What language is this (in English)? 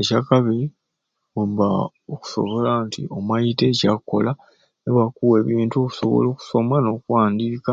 Ruuli